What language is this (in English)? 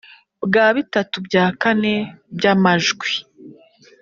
Kinyarwanda